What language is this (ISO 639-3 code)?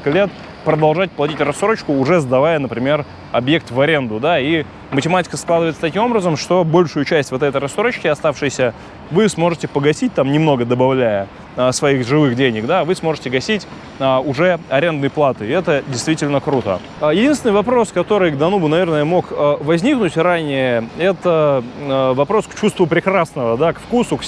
rus